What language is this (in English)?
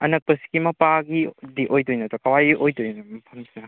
Manipuri